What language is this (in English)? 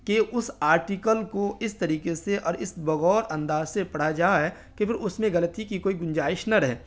Urdu